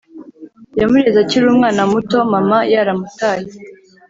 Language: Kinyarwanda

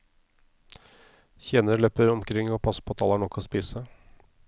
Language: Norwegian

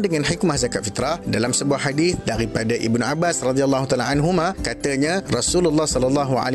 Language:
Malay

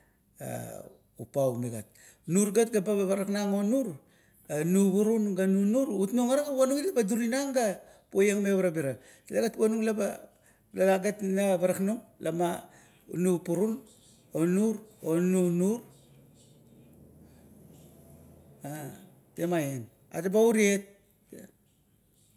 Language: Kuot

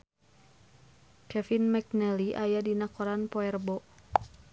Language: Sundanese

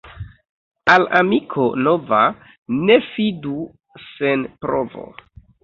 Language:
Esperanto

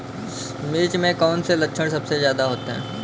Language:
Hindi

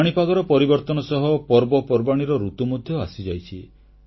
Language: Odia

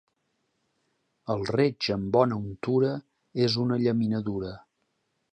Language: Catalan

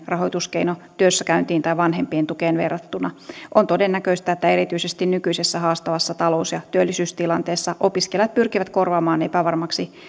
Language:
Finnish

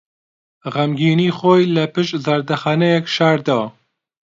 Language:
Central Kurdish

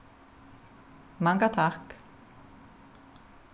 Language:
Faroese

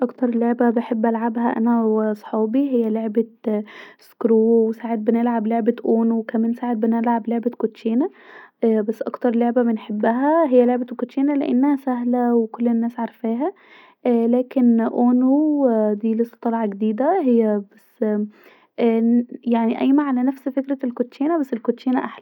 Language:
Egyptian Arabic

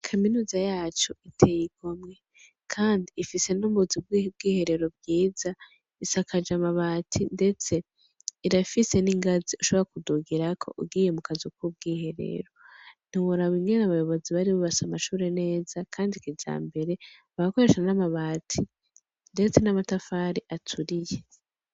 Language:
Rundi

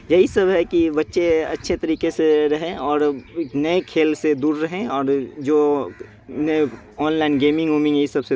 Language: Urdu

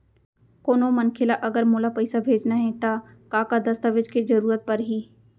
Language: Chhattisgarhi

